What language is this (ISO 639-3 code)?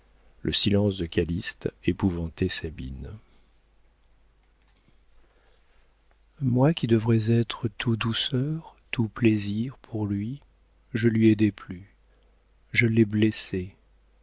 fra